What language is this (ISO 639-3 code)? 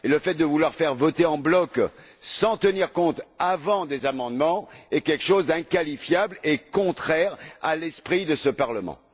fra